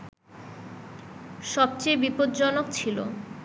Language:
Bangla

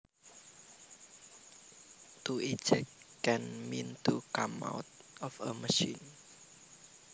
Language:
Javanese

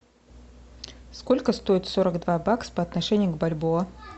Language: Russian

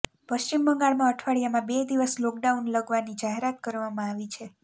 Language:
Gujarati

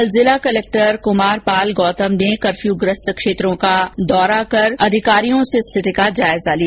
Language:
Hindi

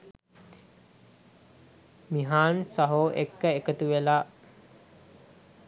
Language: Sinhala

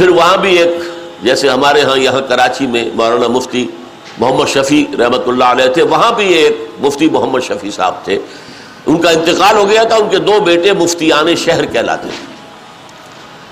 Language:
Urdu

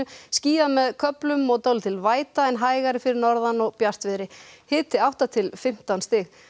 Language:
Icelandic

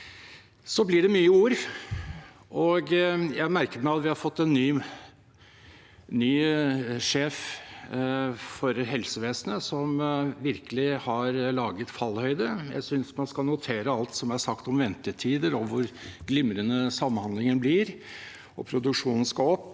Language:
Norwegian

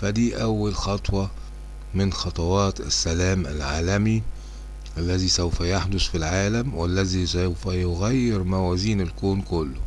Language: Arabic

